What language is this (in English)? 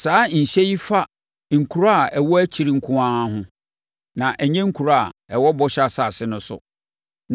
Akan